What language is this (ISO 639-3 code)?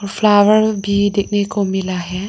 hin